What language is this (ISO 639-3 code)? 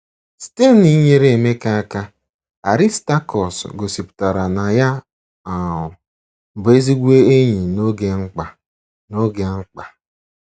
ibo